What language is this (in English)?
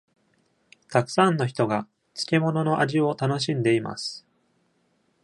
Japanese